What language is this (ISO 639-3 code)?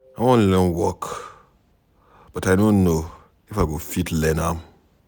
pcm